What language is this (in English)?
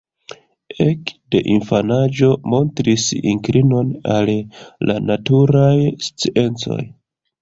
Esperanto